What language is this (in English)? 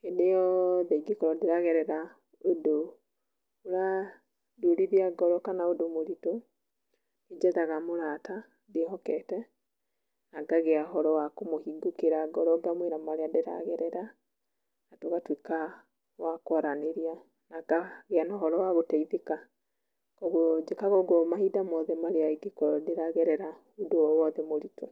Kikuyu